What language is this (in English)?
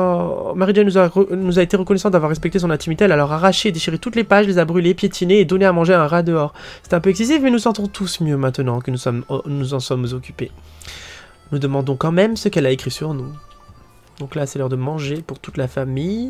French